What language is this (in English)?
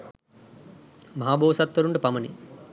Sinhala